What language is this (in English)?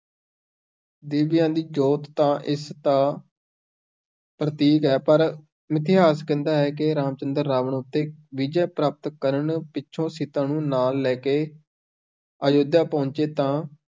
Punjabi